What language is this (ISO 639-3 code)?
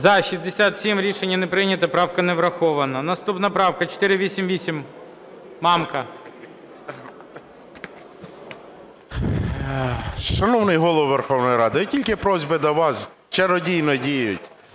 ukr